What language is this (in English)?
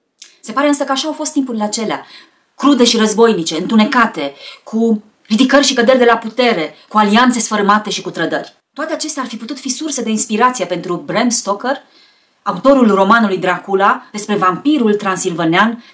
Romanian